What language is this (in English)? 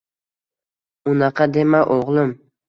Uzbek